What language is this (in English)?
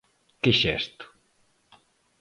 Galician